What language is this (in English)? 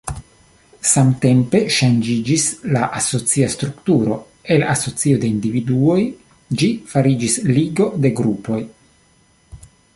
Esperanto